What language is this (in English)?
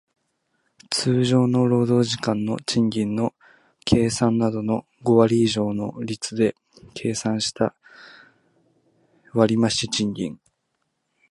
Japanese